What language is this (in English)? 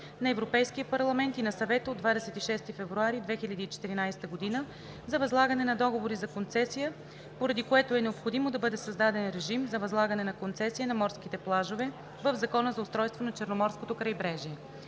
Bulgarian